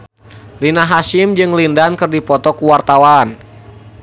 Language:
Sundanese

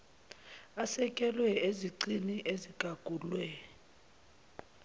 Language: Zulu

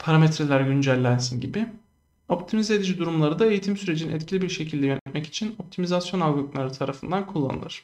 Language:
Turkish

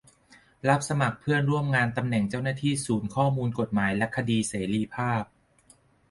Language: Thai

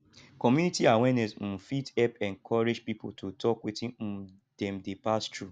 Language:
Nigerian Pidgin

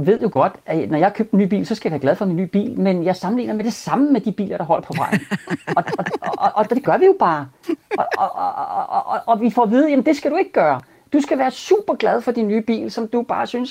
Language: Danish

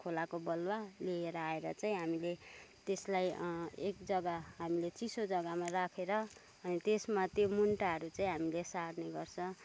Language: Nepali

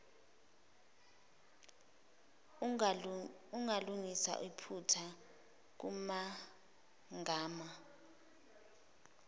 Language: Zulu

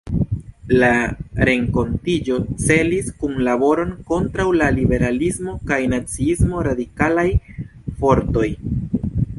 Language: Esperanto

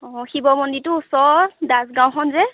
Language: Assamese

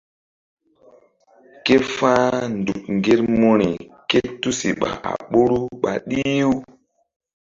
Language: Mbum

